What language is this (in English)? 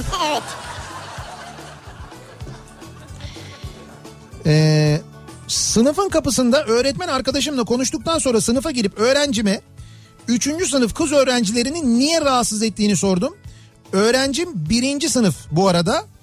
Turkish